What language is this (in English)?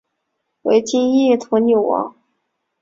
Chinese